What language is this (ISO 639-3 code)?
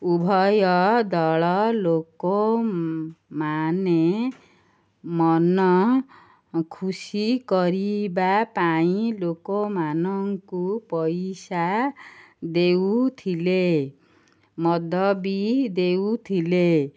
ori